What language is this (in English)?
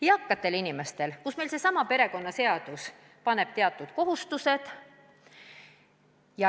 Estonian